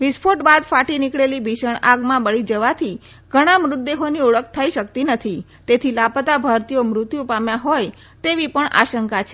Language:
Gujarati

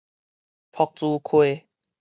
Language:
Min Nan Chinese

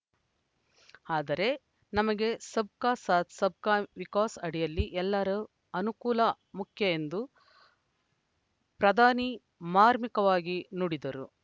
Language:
Kannada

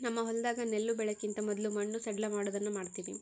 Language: Kannada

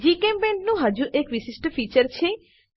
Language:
Gujarati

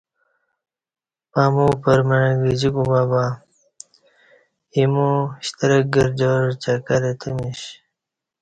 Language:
Kati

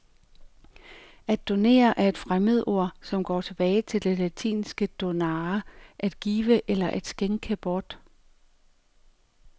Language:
Danish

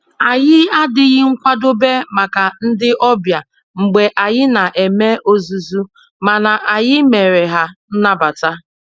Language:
Igbo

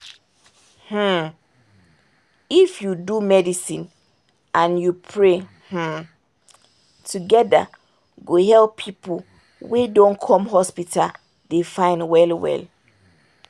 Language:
Nigerian Pidgin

